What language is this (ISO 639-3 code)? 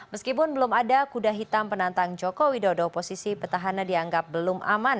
ind